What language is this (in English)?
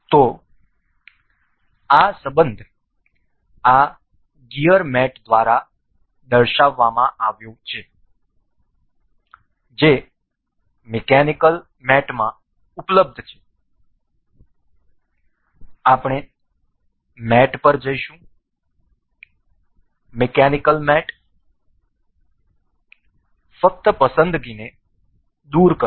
Gujarati